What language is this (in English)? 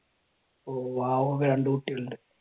Malayalam